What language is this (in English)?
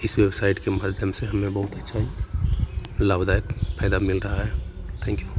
Hindi